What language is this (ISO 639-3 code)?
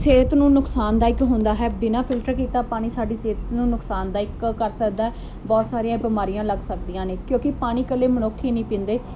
pan